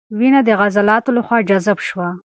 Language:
Pashto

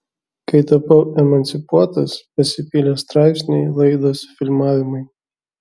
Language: Lithuanian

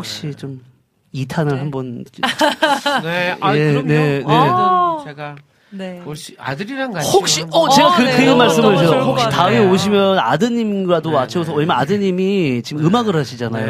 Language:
Korean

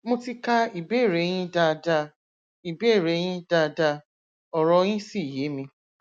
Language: Yoruba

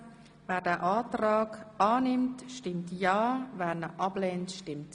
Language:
Swiss German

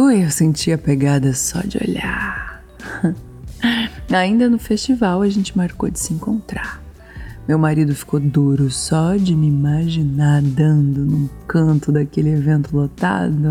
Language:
Portuguese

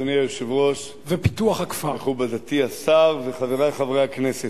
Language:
Hebrew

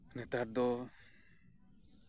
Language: Santali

